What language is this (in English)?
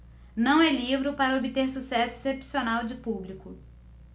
Portuguese